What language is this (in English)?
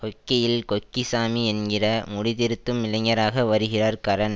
Tamil